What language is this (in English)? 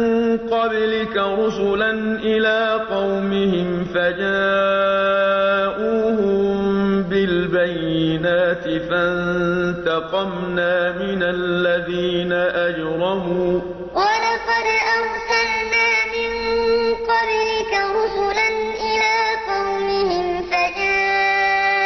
Arabic